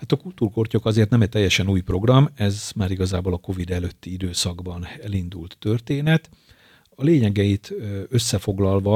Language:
Hungarian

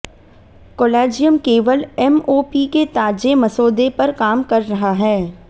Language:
Hindi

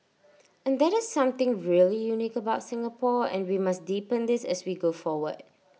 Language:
English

